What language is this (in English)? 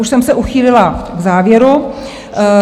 Czech